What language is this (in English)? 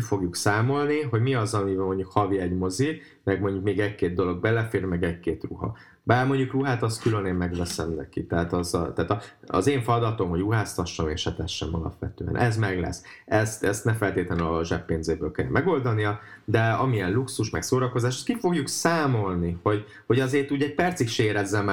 Hungarian